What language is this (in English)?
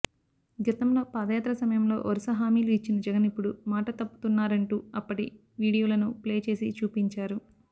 Telugu